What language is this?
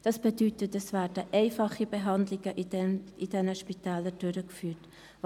Swiss German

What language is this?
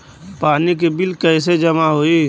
Bhojpuri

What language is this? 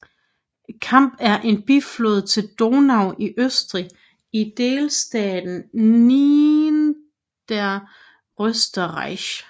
Danish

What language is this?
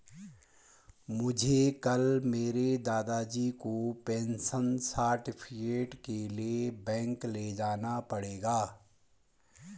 Hindi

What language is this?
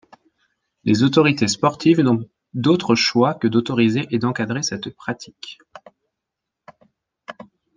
French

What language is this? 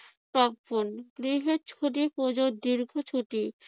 Bangla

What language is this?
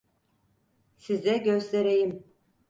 Turkish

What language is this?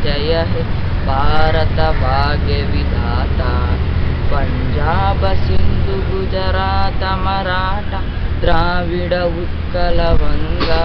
Indonesian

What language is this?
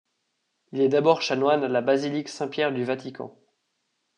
French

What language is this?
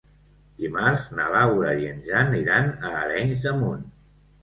Catalan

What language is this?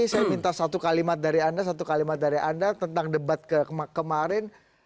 Indonesian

